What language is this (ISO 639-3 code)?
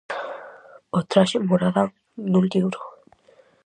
glg